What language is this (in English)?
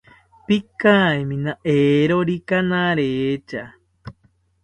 South Ucayali Ashéninka